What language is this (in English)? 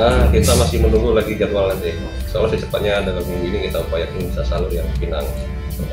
Indonesian